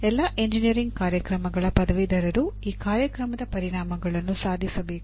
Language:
Kannada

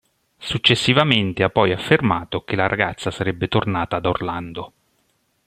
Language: Italian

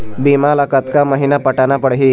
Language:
Chhattisgarhi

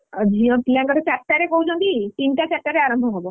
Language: Odia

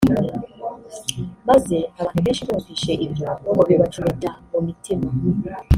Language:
Kinyarwanda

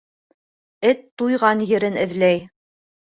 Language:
Bashkir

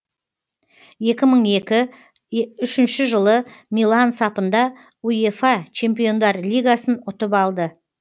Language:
Kazakh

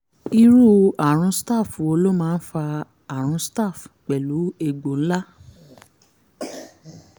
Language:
Yoruba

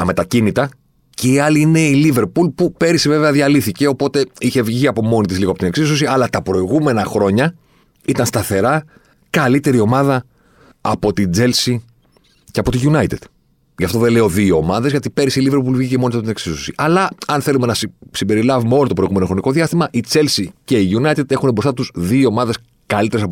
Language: Greek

